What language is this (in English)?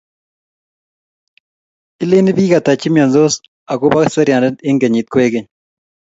Kalenjin